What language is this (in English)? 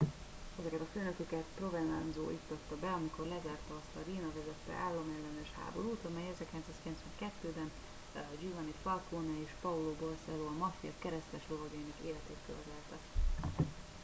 Hungarian